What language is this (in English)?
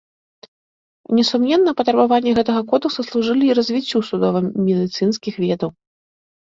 Belarusian